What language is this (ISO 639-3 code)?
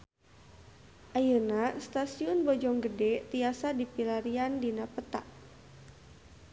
sun